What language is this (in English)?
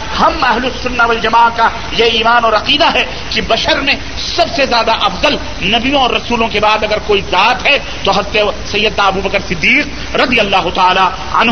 Urdu